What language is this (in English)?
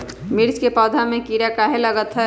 Magahi